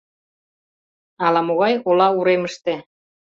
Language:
Mari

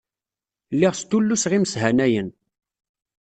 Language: Kabyle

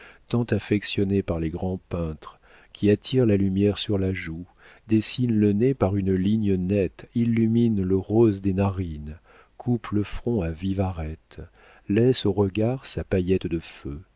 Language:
French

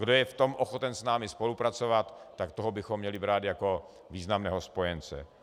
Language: Czech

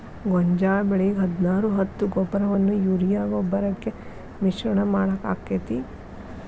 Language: Kannada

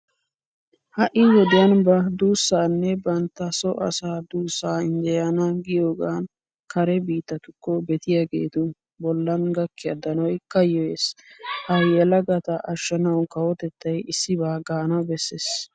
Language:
Wolaytta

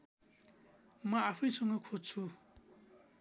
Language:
Nepali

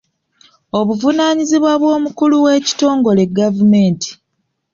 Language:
Ganda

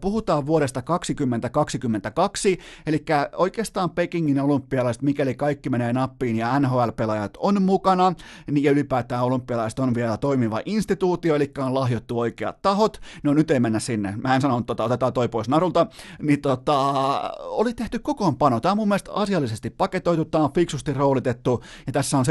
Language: Finnish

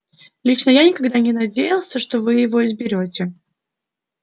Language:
Russian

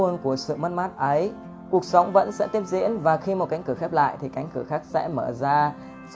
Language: Vietnamese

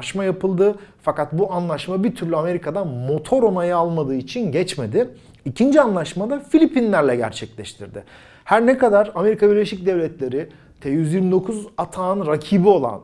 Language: Turkish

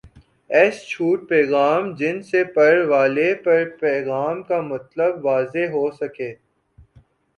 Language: Urdu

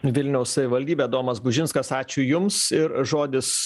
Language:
Lithuanian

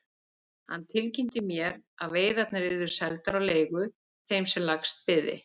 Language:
Icelandic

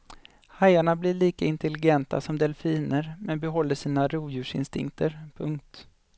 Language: Swedish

